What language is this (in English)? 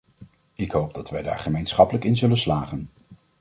Dutch